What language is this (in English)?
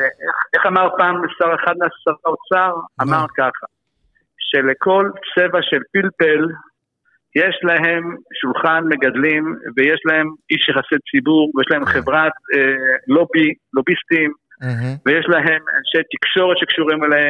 Hebrew